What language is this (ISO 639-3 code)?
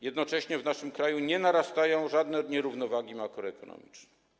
pol